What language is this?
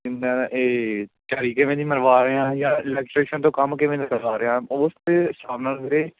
Punjabi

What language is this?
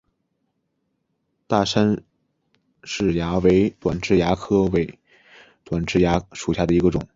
Chinese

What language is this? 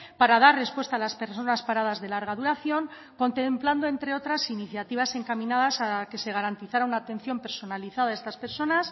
Spanish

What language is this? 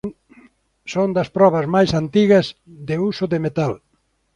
Galician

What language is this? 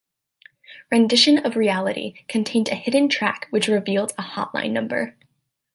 English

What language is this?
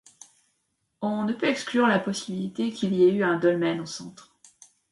French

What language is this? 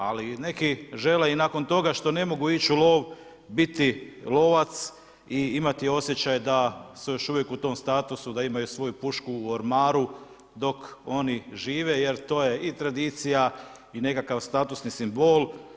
Croatian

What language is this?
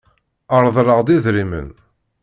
Kabyle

